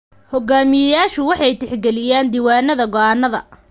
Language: Somali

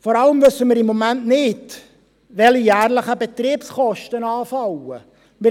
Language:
Swiss German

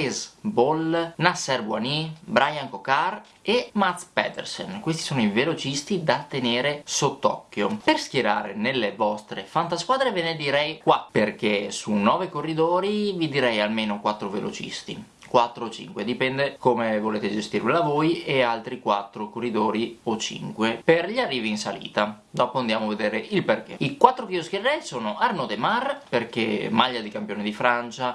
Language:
Italian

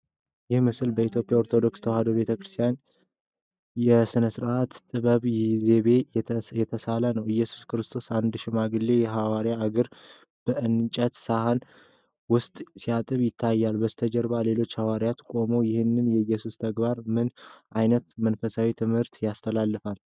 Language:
Amharic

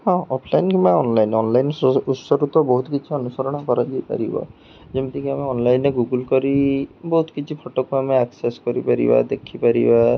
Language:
Odia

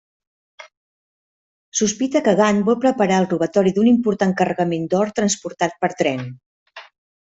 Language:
Catalan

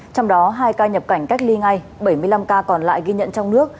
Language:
Vietnamese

